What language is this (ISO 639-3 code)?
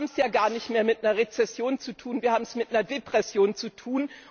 deu